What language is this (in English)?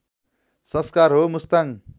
Nepali